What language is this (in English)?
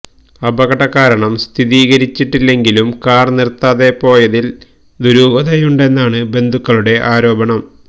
Malayalam